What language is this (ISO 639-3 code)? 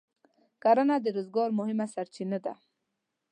pus